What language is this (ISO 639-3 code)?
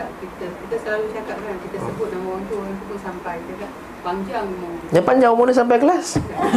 msa